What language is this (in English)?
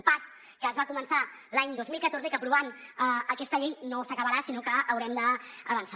Catalan